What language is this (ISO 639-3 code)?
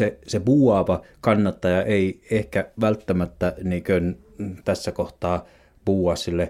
fin